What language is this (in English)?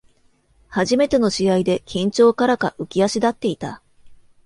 Japanese